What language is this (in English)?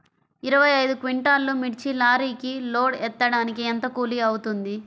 Telugu